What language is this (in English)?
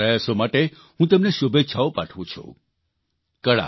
Gujarati